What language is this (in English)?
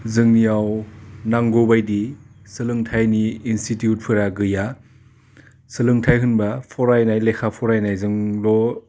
Bodo